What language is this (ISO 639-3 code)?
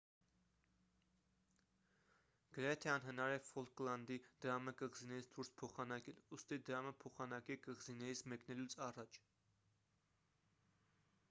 hye